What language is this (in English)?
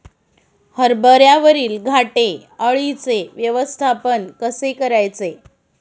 Marathi